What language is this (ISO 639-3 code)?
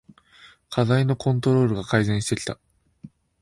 jpn